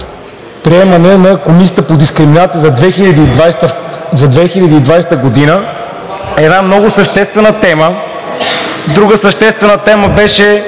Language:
Bulgarian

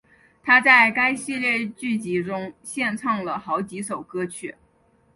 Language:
Chinese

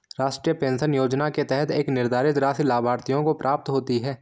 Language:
Hindi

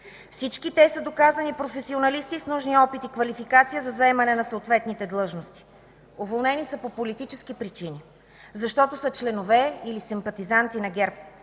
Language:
Bulgarian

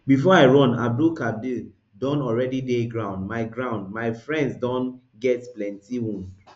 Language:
Nigerian Pidgin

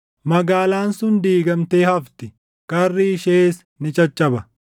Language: Oromo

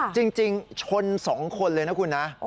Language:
Thai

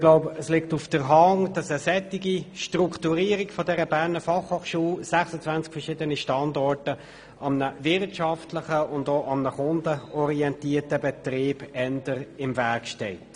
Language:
Swiss German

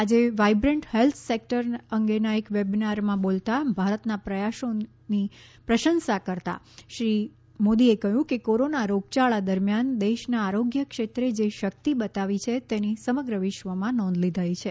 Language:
Gujarati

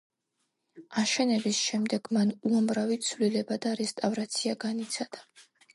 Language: Georgian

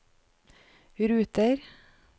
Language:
Norwegian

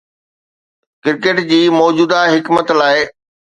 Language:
Sindhi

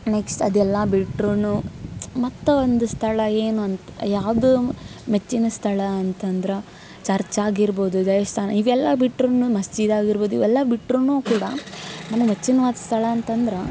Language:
Kannada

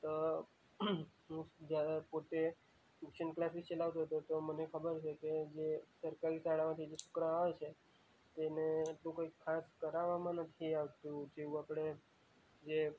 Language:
Gujarati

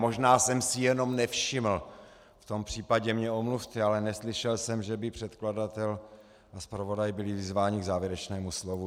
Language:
Czech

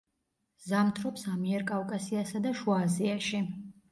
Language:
Georgian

